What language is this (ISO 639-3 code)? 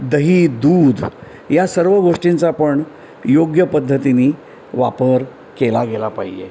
mar